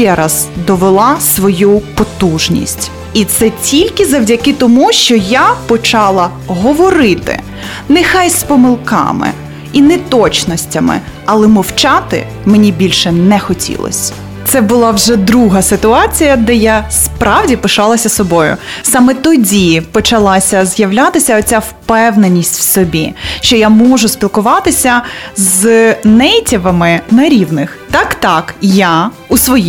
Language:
Ukrainian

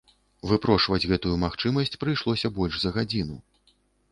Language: Belarusian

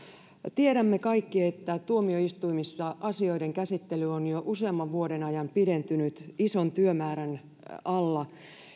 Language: Finnish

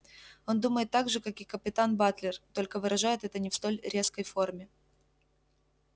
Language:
Russian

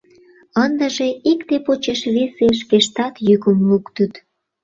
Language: Mari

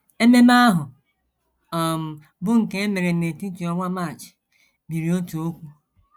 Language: Igbo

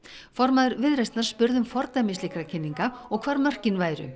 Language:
Icelandic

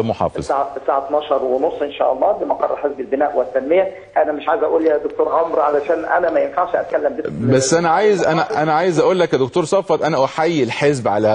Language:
Arabic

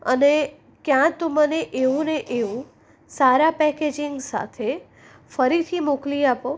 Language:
Gujarati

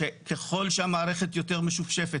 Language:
Hebrew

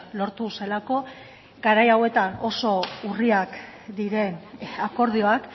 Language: Basque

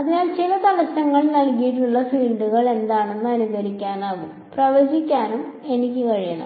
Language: Malayalam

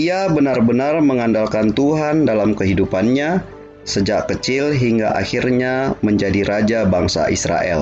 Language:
Indonesian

